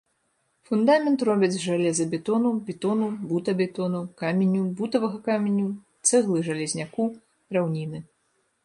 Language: Belarusian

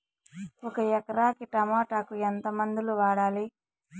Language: Telugu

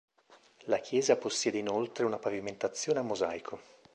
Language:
Italian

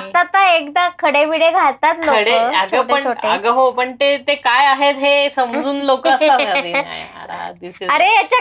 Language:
Marathi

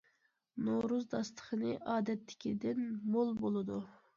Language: Uyghur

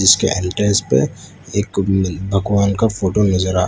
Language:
Hindi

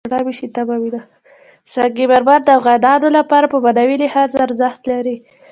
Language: Pashto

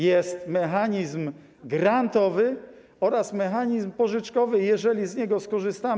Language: Polish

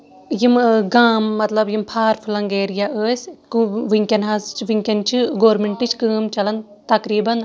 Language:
Kashmiri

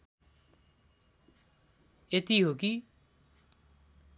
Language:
Nepali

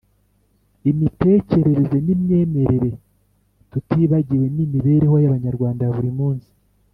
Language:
Kinyarwanda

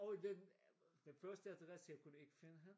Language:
Danish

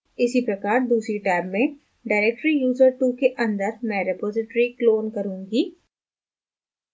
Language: Hindi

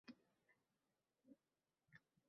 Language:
Uzbek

